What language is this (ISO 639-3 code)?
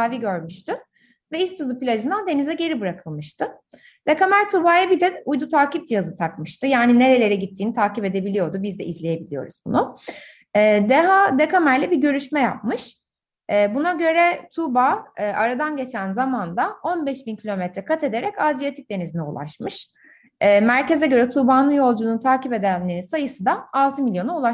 tur